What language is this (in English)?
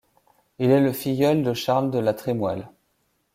French